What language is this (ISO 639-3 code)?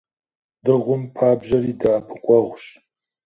kbd